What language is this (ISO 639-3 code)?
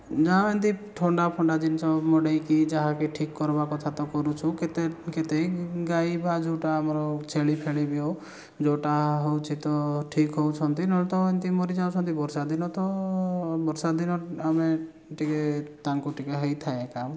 ori